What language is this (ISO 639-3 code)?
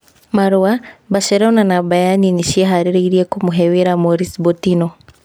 kik